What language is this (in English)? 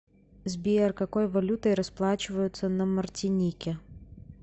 Russian